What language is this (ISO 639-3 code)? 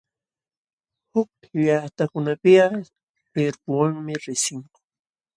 qxw